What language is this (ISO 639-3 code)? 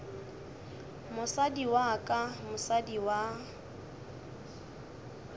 nso